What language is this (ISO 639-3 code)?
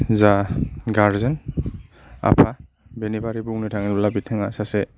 brx